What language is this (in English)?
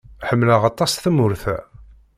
Kabyle